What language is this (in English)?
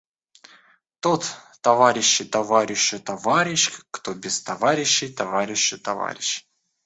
Russian